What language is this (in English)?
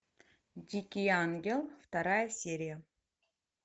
Russian